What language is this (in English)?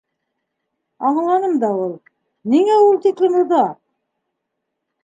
Bashkir